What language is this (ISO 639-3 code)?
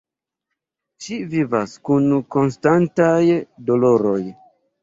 epo